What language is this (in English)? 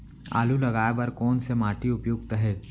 Chhattisgarhi